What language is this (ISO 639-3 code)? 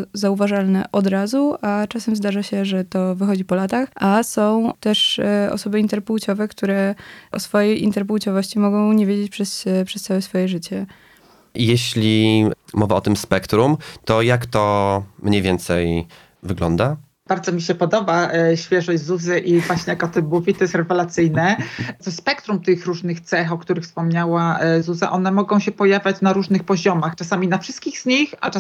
pol